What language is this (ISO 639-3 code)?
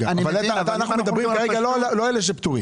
heb